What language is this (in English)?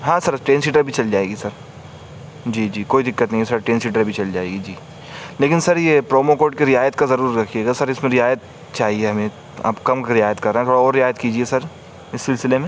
Urdu